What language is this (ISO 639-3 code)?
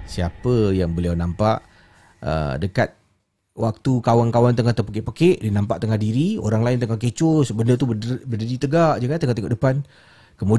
msa